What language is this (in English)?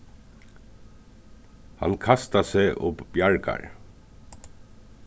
Faroese